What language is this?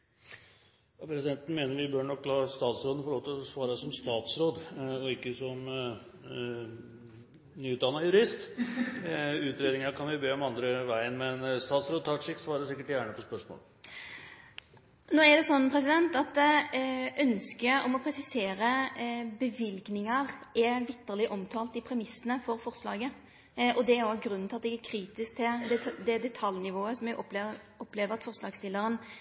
Norwegian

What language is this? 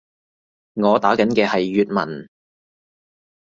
Cantonese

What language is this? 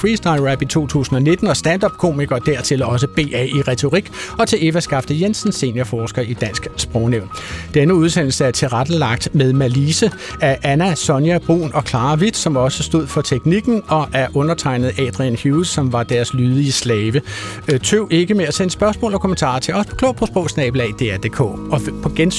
Danish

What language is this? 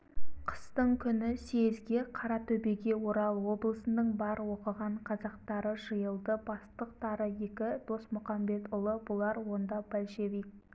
Kazakh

